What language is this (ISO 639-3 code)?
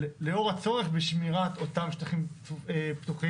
heb